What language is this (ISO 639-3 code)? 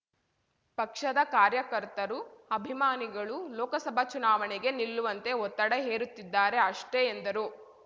kan